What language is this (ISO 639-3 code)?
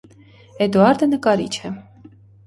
hye